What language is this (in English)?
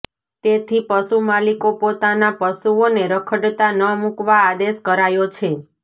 Gujarati